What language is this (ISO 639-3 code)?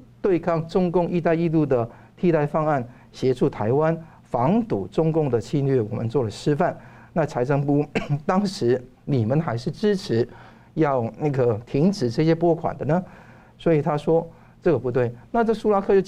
zho